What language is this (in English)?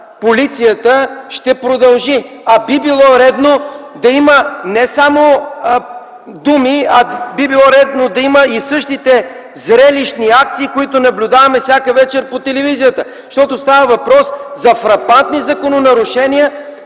Bulgarian